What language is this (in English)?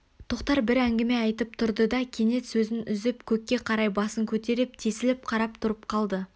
Kazakh